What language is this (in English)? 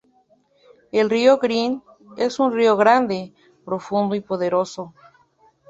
Spanish